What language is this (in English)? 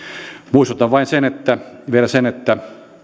Finnish